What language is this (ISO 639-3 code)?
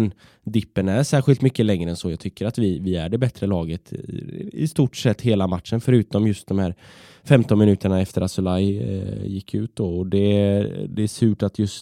swe